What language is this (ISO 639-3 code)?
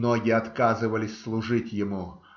rus